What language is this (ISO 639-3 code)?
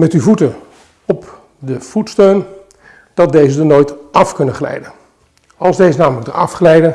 nld